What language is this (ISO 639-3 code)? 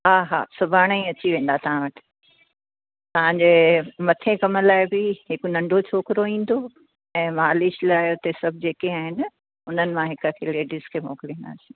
snd